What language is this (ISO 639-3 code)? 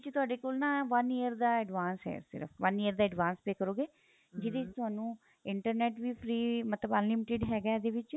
pan